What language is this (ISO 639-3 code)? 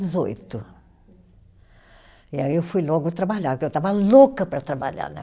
por